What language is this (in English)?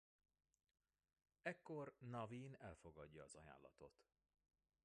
Hungarian